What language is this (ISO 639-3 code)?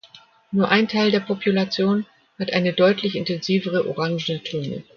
deu